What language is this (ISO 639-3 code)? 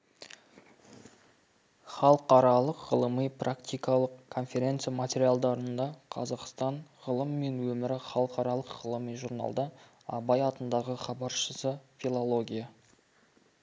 kaz